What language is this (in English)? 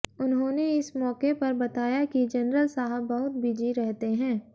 Hindi